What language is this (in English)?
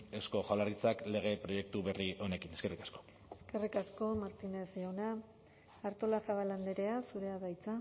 Basque